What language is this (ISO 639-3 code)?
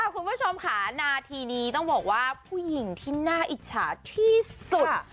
tha